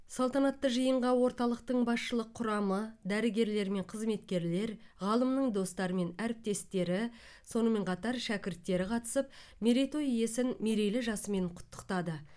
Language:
Kazakh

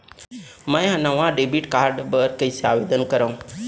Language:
Chhattisgarhi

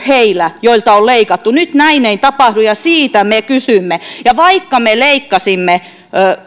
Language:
Finnish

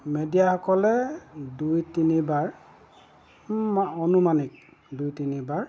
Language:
Assamese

